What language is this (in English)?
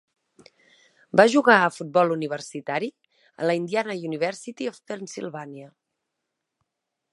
Catalan